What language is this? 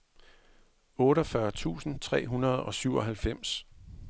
Danish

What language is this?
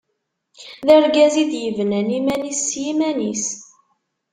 Kabyle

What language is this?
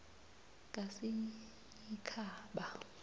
South Ndebele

